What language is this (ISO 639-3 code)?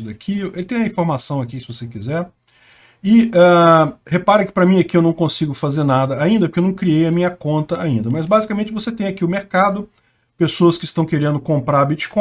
por